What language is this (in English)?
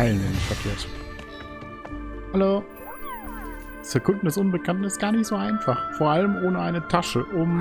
German